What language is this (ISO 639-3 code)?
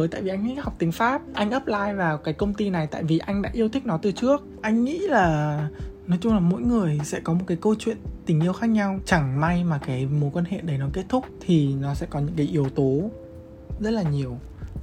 vie